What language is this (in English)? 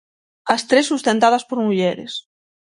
Galician